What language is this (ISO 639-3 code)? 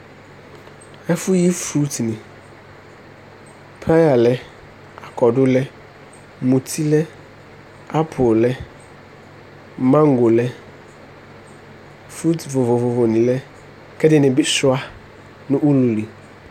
kpo